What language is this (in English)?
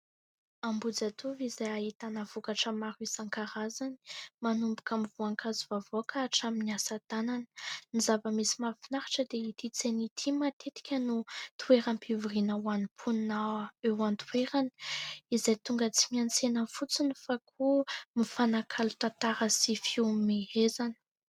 Malagasy